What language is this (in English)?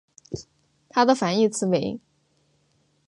Chinese